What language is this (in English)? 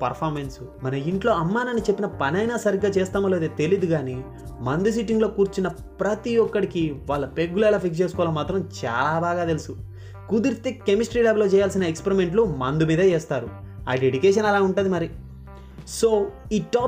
Telugu